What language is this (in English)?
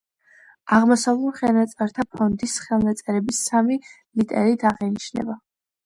Georgian